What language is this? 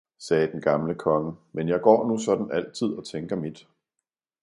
Danish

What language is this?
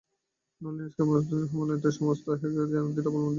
Bangla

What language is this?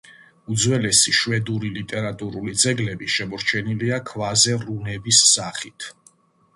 Georgian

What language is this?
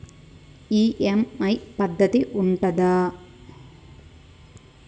Telugu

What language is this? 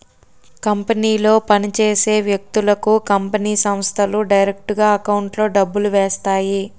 Telugu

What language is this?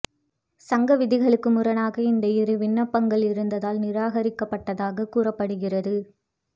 Tamil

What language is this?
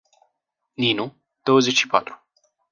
Romanian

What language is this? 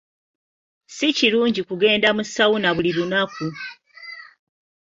Ganda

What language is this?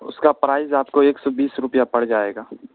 Urdu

